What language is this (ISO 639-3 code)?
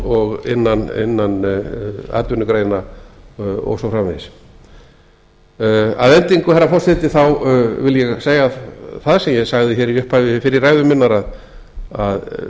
isl